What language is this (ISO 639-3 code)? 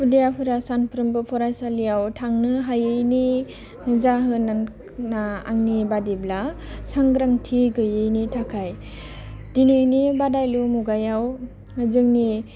brx